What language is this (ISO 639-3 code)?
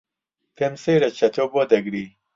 ckb